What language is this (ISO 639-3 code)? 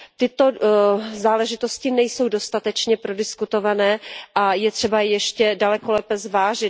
ces